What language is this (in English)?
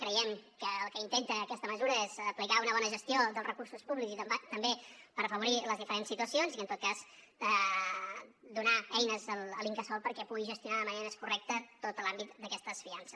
Catalan